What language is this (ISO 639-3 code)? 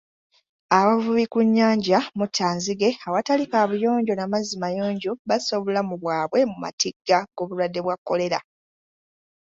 lug